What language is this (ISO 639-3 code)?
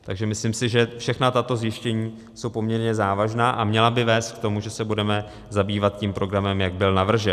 ces